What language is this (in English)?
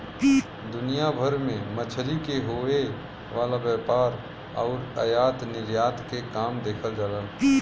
Bhojpuri